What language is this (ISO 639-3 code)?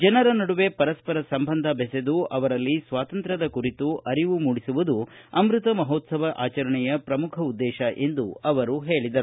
kan